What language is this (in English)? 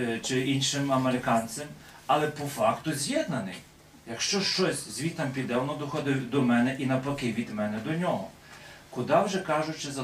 Ukrainian